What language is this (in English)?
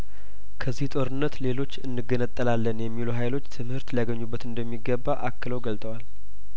Amharic